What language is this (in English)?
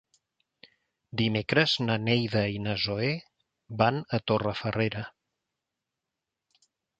Catalan